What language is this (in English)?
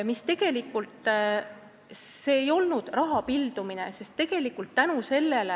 Estonian